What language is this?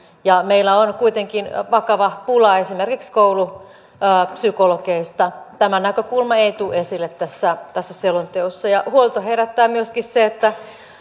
Finnish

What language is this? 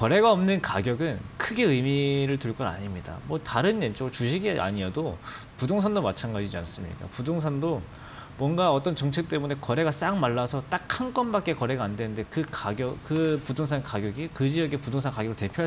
Korean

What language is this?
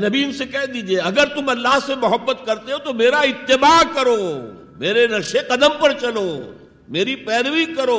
Urdu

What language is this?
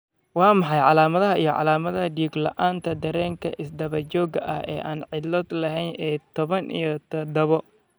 Somali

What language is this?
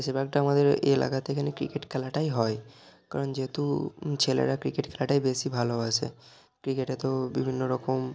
Bangla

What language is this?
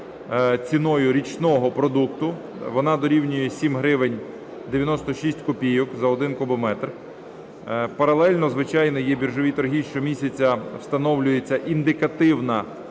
Ukrainian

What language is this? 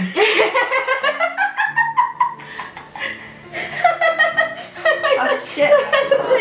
English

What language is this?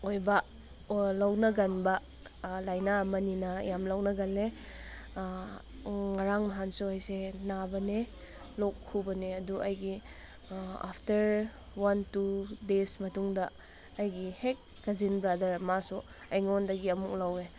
Manipuri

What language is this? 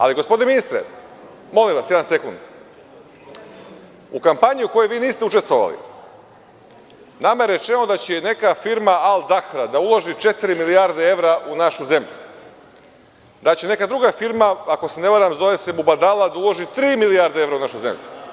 Serbian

